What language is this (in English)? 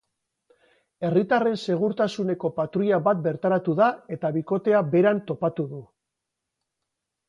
Basque